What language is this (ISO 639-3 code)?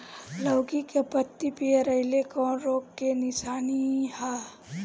bho